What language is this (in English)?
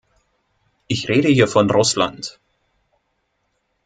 German